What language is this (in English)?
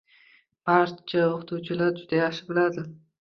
Uzbek